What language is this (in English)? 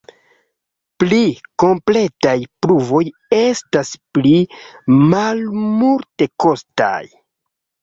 Esperanto